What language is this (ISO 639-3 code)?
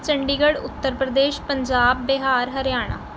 pan